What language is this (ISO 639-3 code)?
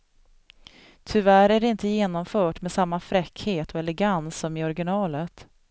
swe